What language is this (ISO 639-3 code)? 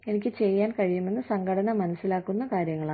mal